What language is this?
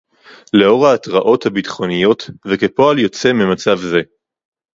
Hebrew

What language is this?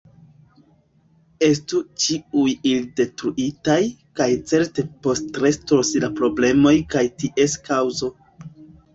Esperanto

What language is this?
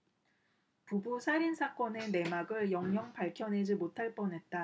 Korean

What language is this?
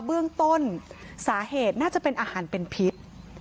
Thai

